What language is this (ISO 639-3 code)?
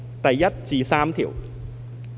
yue